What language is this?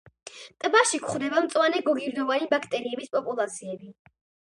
Georgian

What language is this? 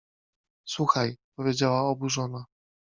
Polish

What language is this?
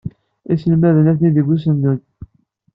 Kabyle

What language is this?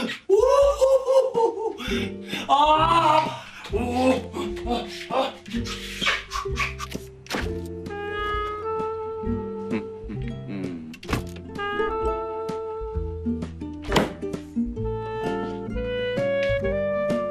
Korean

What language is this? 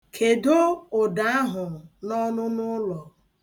Igbo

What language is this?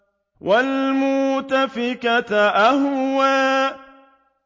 Arabic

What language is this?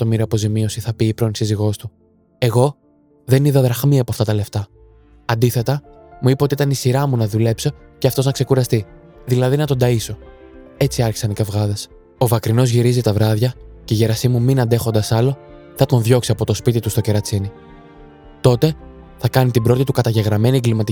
Greek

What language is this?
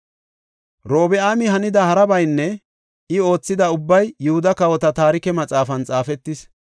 Gofa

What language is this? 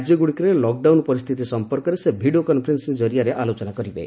Odia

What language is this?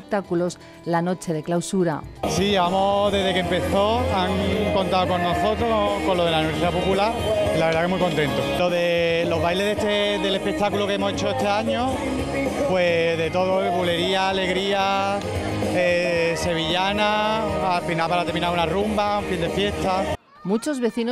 Spanish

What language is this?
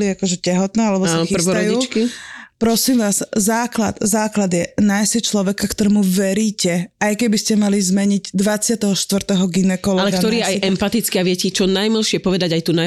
Slovak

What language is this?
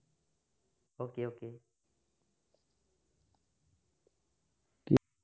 Assamese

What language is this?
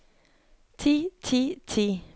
Norwegian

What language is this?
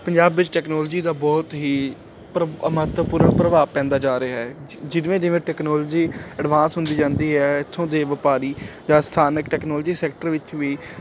Punjabi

